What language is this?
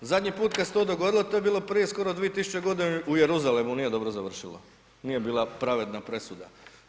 Croatian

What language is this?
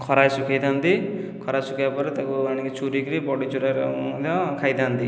Odia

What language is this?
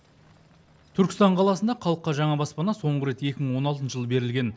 Kazakh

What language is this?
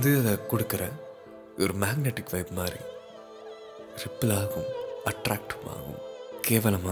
Tamil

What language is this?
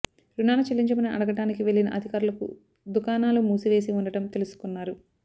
Telugu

